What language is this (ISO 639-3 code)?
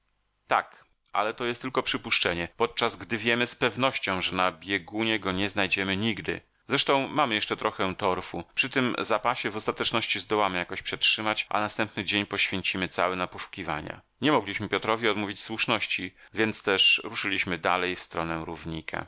pol